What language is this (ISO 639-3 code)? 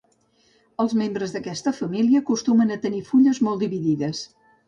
cat